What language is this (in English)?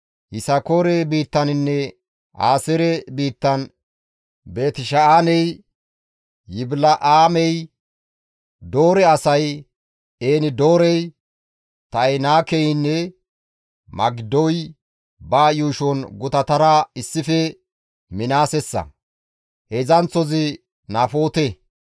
Gamo